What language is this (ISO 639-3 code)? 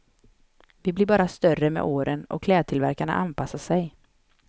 swe